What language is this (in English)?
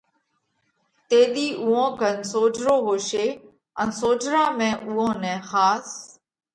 Parkari Koli